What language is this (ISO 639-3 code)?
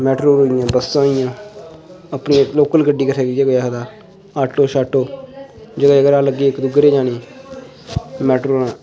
doi